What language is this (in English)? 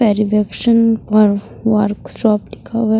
Hindi